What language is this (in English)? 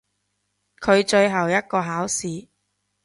Cantonese